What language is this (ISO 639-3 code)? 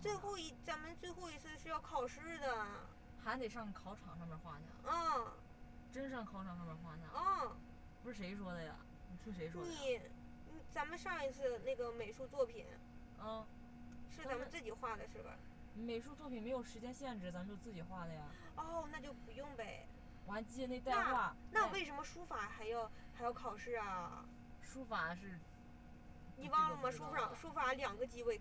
zho